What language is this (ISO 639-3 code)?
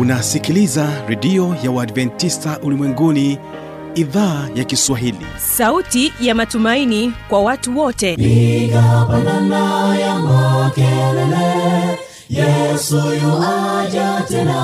swa